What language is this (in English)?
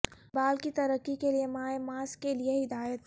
Urdu